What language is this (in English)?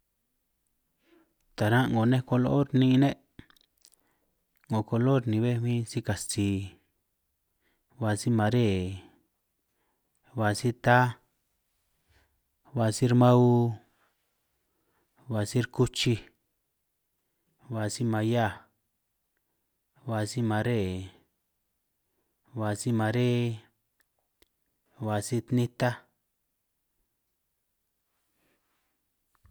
San Martín Itunyoso Triqui